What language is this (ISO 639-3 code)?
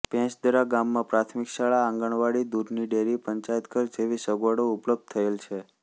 guj